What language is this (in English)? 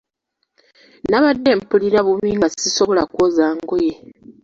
Ganda